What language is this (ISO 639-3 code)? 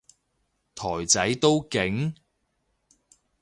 yue